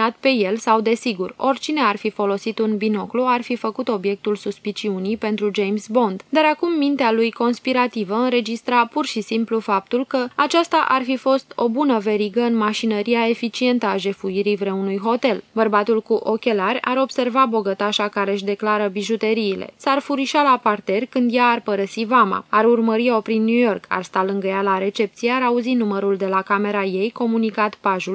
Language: Romanian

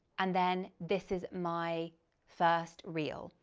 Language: English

